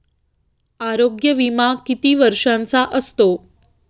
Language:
Marathi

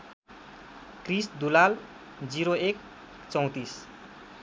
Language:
Nepali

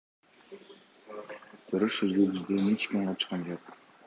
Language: Kyrgyz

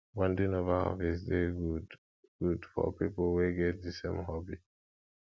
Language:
Nigerian Pidgin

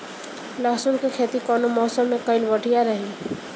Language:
Bhojpuri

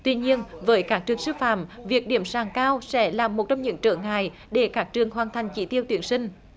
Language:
Vietnamese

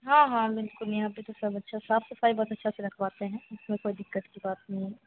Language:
Hindi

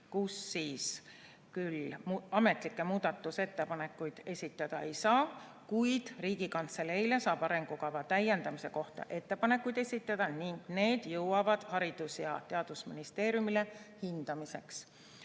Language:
Estonian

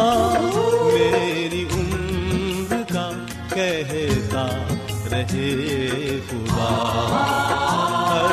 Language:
Urdu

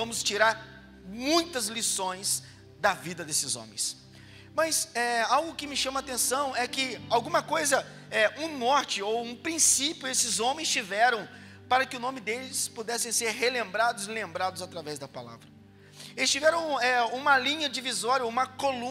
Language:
Portuguese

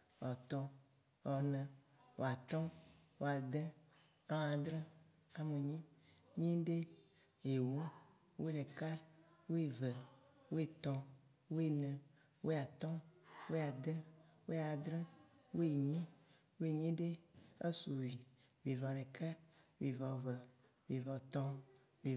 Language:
Waci Gbe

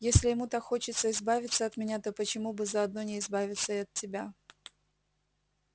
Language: Russian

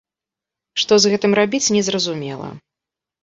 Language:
Belarusian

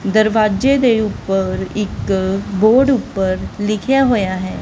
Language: Punjabi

